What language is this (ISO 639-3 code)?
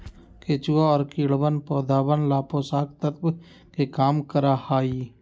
mag